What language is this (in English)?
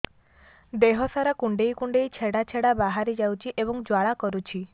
Odia